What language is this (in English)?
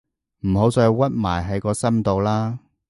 Cantonese